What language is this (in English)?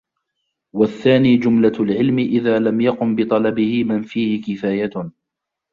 Arabic